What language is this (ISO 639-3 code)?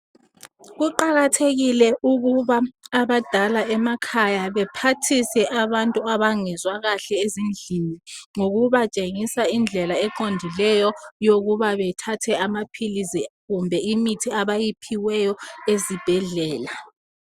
nde